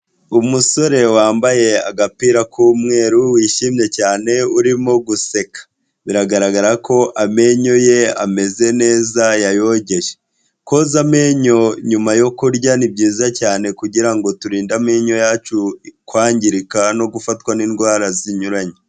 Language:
Kinyarwanda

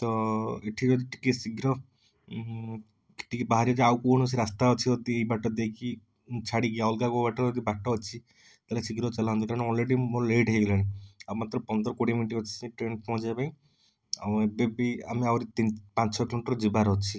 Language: Odia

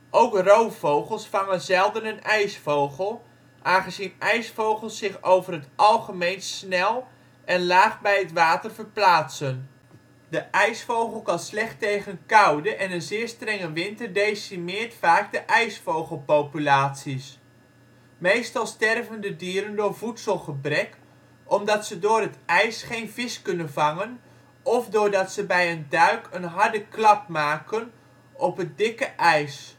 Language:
Dutch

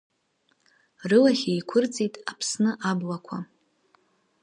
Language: Abkhazian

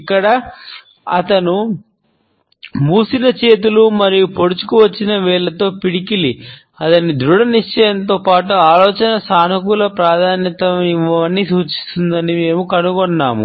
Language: Telugu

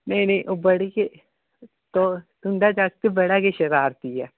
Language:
Dogri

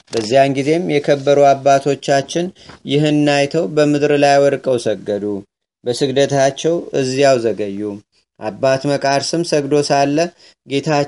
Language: Amharic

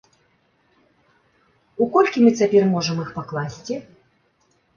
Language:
Belarusian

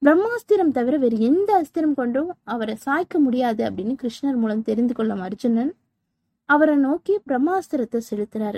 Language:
Tamil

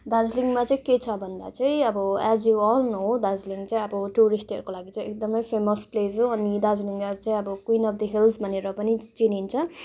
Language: Nepali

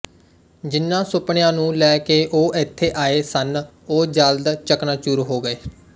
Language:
Punjabi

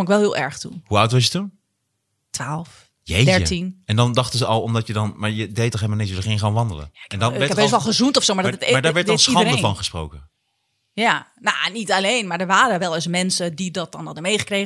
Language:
Dutch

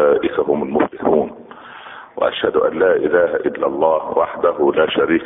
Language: Arabic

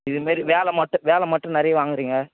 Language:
Tamil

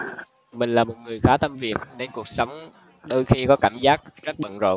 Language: Vietnamese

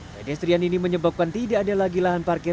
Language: Indonesian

